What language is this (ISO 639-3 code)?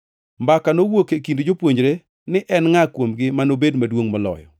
luo